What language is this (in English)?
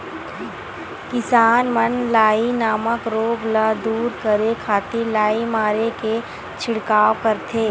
Chhattisgarhi